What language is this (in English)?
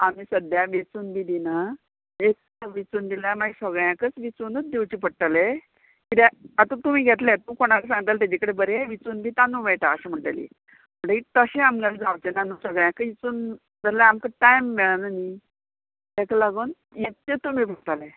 Konkani